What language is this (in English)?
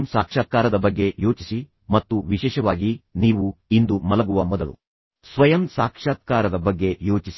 Kannada